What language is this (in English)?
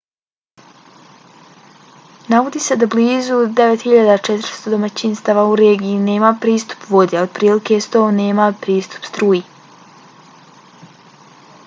Bosnian